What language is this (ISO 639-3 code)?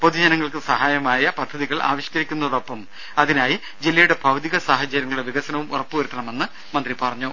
mal